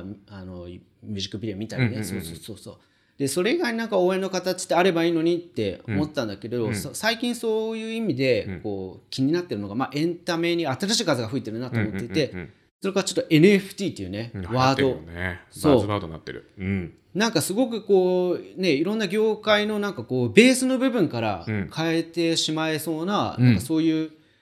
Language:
Japanese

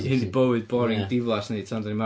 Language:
Welsh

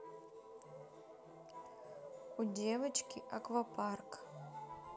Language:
Russian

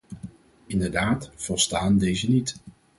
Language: Dutch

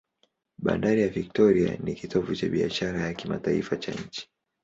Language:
Swahili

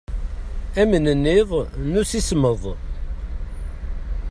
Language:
Kabyle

